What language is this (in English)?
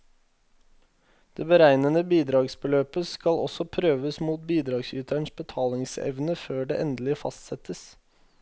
Norwegian